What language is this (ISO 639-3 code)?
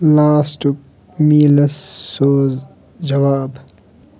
kas